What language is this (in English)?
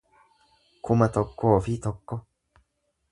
Oromo